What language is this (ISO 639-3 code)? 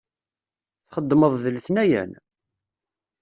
kab